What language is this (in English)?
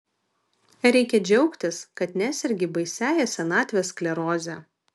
Lithuanian